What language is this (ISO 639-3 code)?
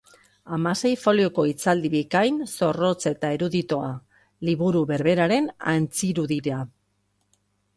eus